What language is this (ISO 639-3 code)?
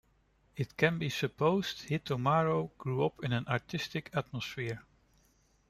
eng